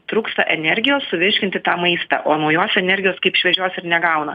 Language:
Lithuanian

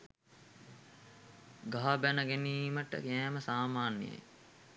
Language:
Sinhala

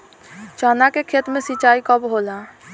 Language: Bhojpuri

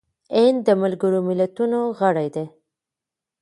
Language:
Pashto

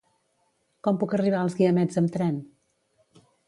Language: Catalan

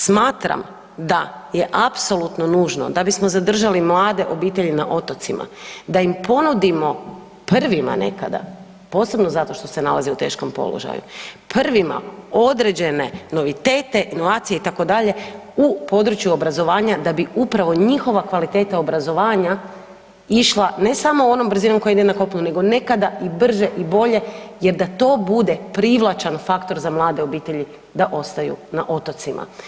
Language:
Croatian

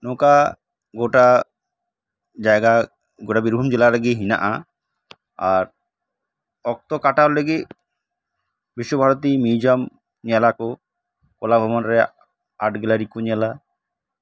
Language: Santali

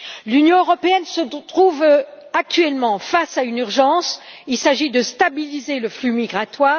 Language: French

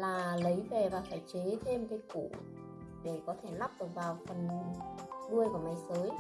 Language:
Vietnamese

